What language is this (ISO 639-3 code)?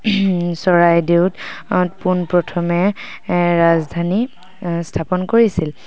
asm